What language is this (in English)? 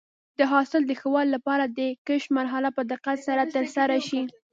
Pashto